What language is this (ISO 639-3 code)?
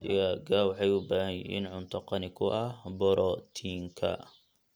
som